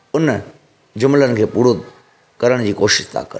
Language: Sindhi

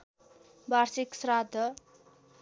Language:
Nepali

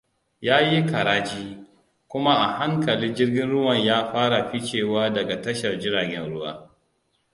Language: Hausa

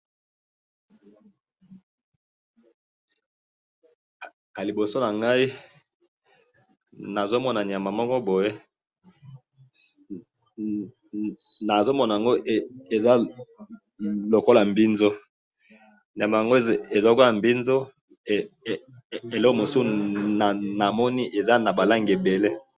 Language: Lingala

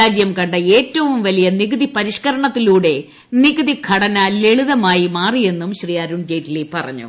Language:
Malayalam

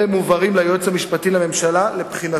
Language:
Hebrew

